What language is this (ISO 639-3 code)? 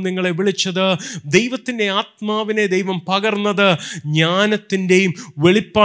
mal